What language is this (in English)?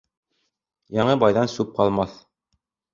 Bashkir